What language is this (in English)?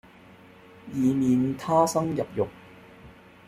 Cantonese